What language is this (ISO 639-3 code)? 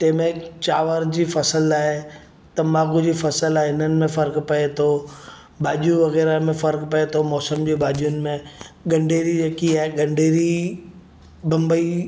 snd